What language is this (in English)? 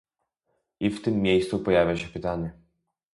Polish